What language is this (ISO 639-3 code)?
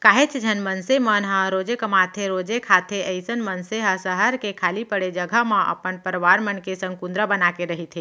hne